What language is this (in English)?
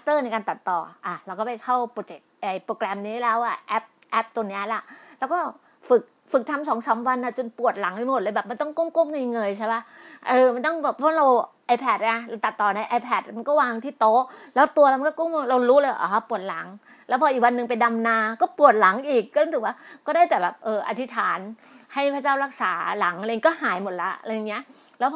Thai